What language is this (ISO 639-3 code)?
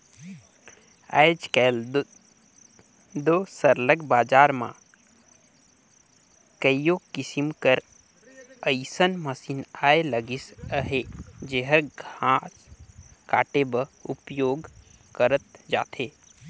hne